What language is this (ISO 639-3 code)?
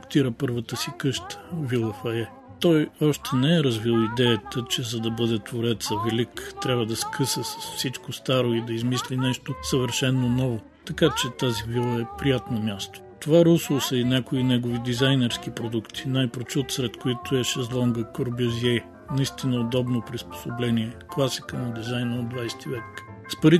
bul